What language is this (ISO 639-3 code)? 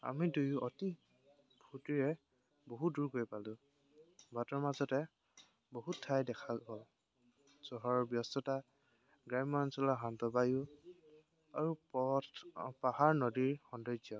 asm